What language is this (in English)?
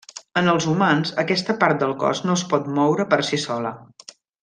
Catalan